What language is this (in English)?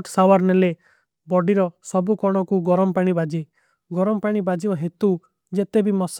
Kui (India)